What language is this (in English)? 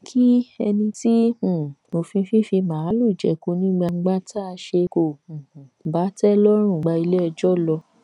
Yoruba